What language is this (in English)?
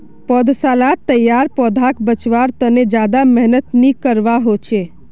Magahi